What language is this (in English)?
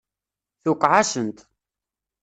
Kabyle